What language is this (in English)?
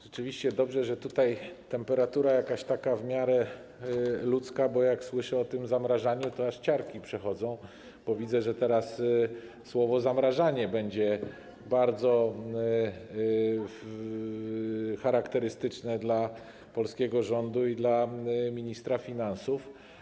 Polish